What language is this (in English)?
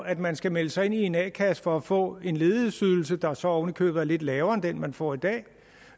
Danish